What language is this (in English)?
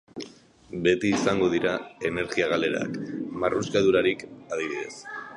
Basque